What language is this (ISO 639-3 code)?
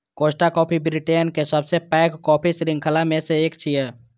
mai